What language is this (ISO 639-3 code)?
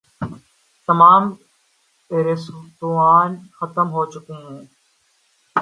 urd